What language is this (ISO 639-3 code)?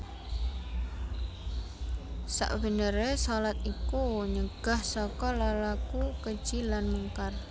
jav